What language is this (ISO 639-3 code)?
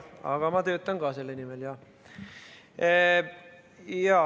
est